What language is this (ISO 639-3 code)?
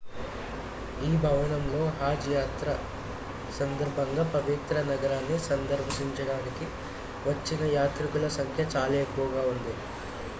tel